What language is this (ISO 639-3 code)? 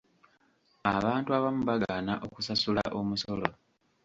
lug